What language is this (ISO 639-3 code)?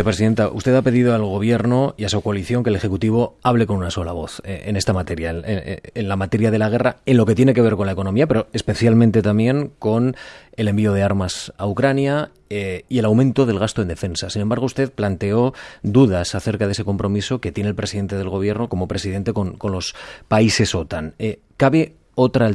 spa